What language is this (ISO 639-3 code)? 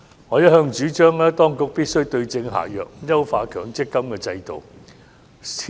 yue